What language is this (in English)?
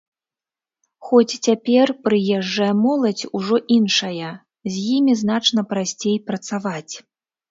Belarusian